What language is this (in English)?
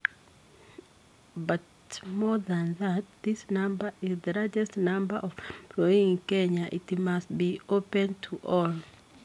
Kikuyu